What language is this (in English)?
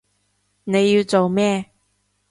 Cantonese